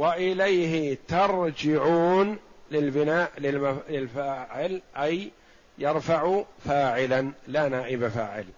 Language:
Arabic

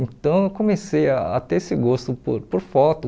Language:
Portuguese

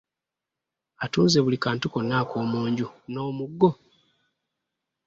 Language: Ganda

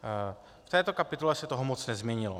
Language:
Czech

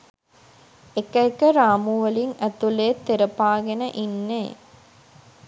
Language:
Sinhala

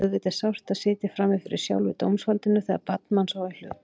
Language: Icelandic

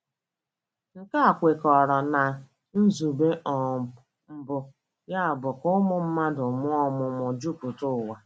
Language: Igbo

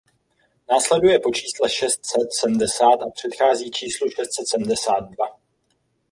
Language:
Czech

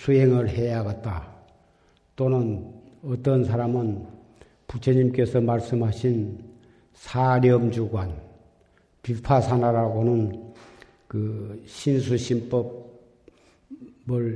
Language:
Korean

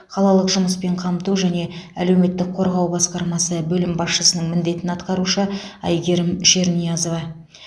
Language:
Kazakh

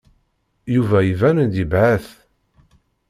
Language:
Kabyle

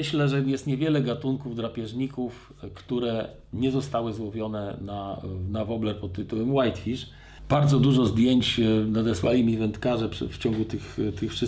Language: Polish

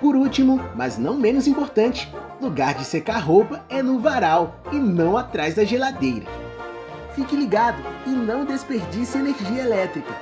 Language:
Portuguese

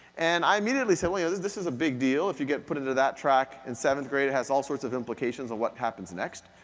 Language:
English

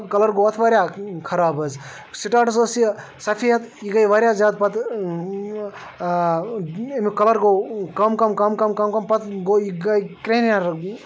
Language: Kashmiri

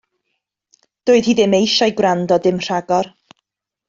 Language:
Welsh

